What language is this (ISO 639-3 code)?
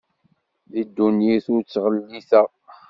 kab